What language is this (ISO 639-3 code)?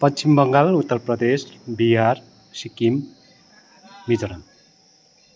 nep